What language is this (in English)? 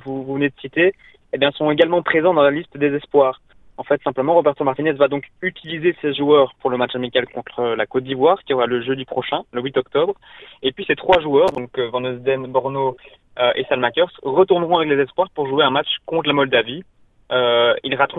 French